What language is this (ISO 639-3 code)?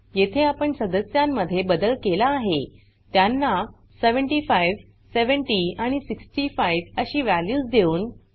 mar